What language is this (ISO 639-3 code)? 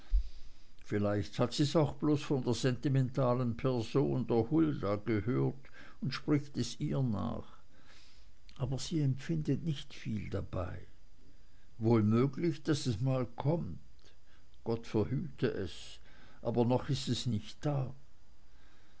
deu